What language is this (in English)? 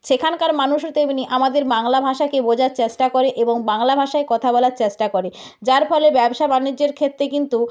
Bangla